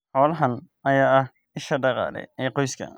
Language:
Somali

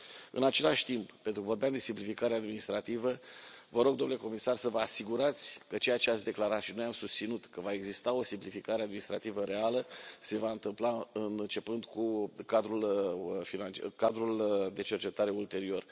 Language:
Romanian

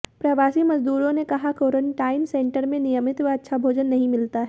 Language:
Hindi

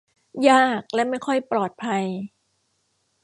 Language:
Thai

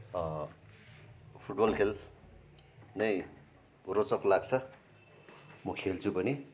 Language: Nepali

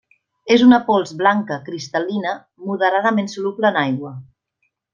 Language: Catalan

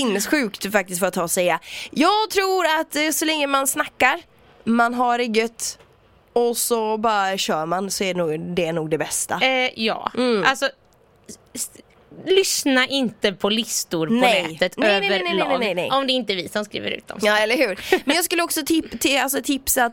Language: Swedish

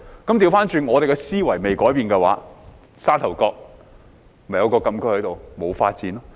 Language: Cantonese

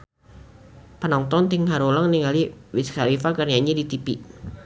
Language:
Sundanese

